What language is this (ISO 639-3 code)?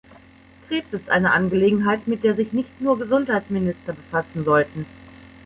deu